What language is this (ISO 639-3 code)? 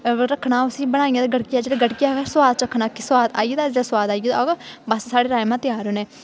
doi